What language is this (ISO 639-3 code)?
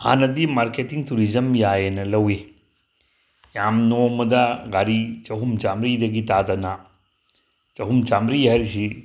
mni